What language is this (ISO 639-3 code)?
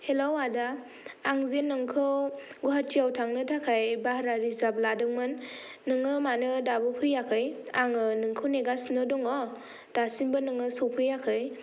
brx